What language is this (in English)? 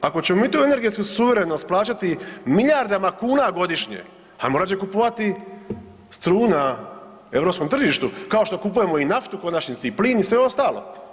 Croatian